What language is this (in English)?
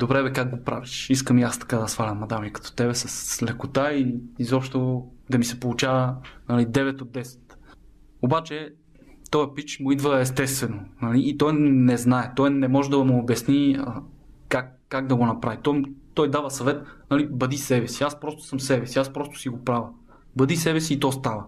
Bulgarian